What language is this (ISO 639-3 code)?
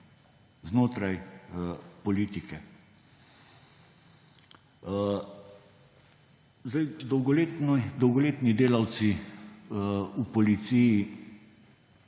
slv